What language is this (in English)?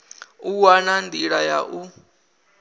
Venda